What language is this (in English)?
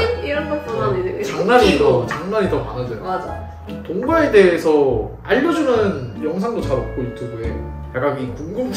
Korean